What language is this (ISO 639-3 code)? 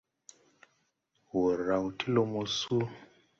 tui